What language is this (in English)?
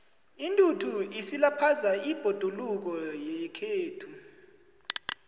South Ndebele